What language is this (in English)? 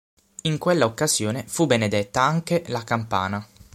Italian